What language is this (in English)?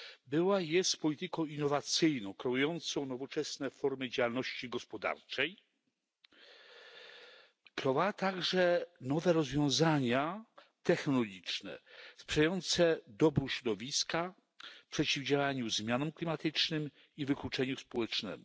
Polish